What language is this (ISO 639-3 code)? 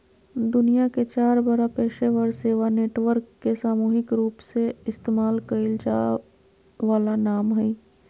mag